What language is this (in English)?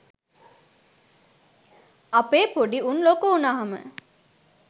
Sinhala